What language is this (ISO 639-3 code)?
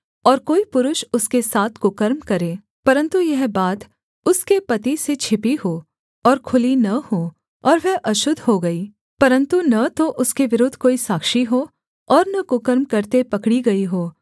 hin